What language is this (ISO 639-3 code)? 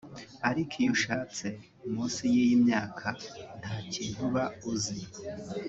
kin